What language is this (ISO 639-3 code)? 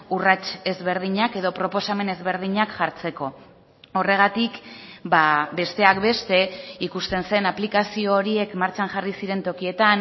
eus